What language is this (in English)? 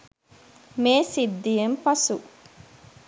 Sinhala